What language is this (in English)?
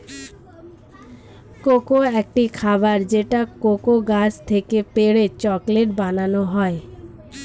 Bangla